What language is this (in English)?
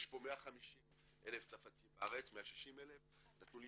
Hebrew